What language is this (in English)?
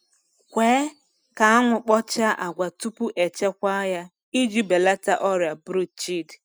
Igbo